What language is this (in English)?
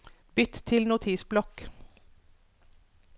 Norwegian